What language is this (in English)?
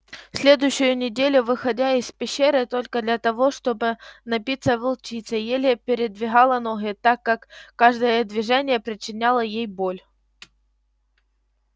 Russian